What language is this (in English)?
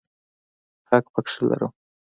Pashto